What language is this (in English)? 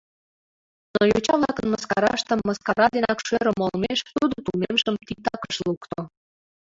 Mari